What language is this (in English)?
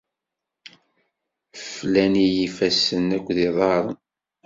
Kabyle